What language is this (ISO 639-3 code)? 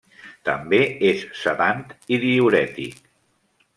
cat